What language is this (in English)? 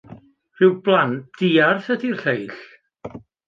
Welsh